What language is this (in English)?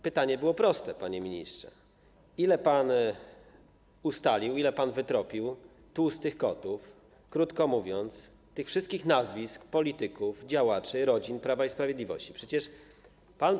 Polish